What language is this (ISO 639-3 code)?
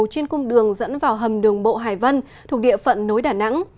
vie